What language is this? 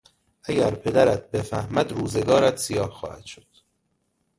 Persian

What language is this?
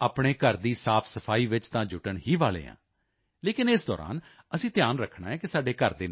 Punjabi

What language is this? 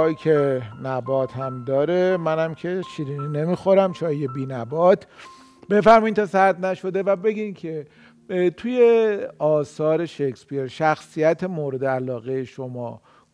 Persian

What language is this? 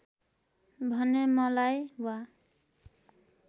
Nepali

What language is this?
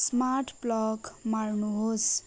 Nepali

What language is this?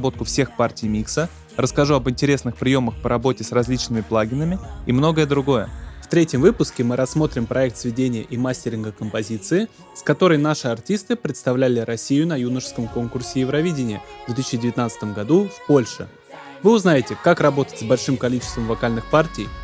Russian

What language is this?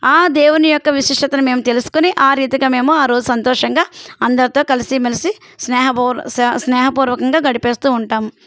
Telugu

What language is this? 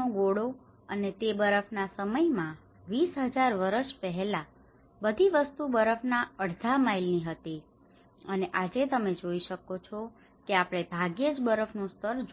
Gujarati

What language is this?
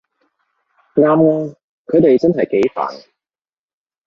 Cantonese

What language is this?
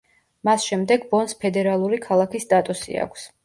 Georgian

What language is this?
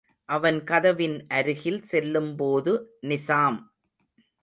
Tamil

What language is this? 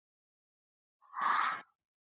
Georgian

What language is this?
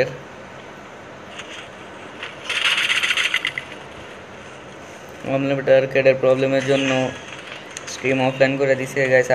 Hindi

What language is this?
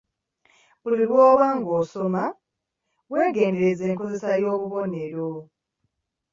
Ganda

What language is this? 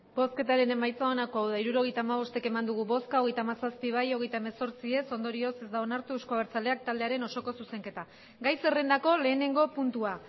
Basque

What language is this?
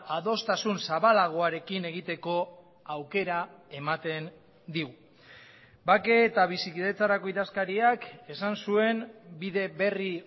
Basque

